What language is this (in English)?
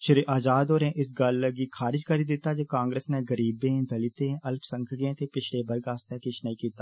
Dogri